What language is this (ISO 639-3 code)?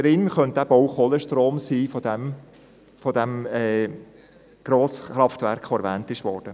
gsw